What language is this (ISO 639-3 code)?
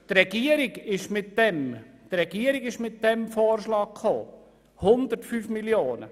gsw